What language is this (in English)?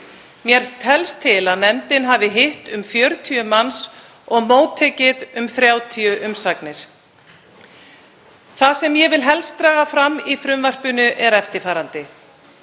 Icelandic